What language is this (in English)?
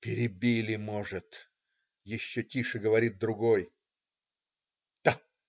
Russian